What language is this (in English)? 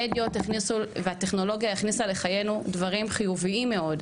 Hebrew